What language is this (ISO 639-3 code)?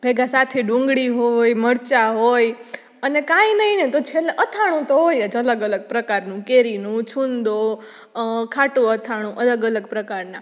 guj